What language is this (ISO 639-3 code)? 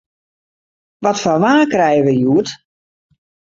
fry